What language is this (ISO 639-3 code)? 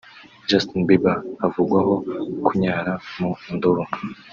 kin